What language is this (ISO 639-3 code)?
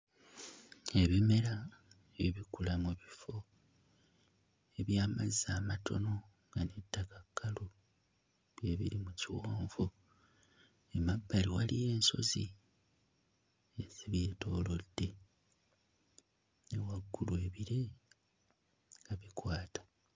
lug